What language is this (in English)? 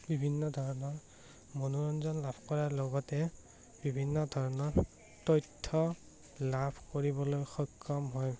Assamese